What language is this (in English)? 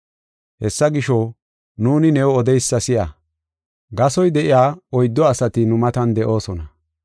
Gofa